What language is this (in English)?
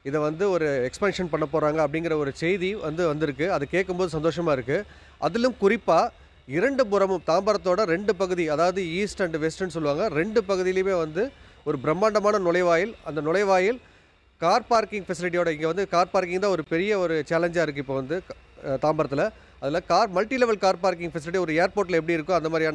Tamil